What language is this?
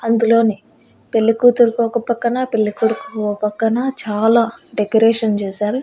Telugu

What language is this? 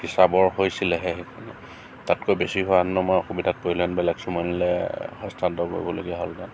Assamese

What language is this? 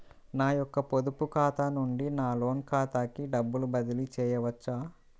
Telugu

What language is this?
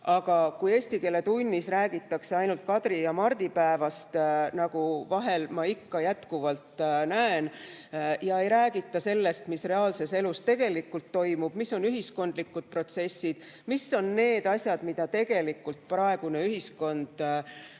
Estonian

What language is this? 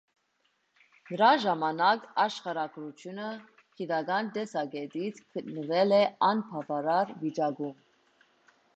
Armenian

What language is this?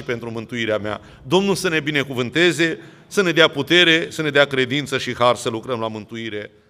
Romanian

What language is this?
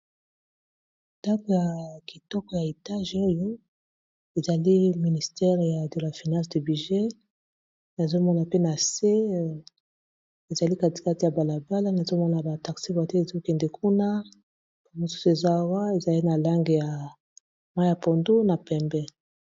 Lingala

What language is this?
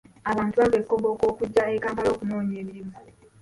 Ganda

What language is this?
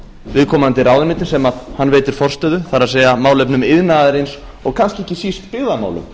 Icelandic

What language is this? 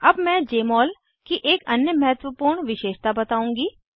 Hindi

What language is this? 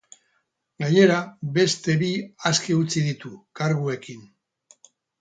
Basque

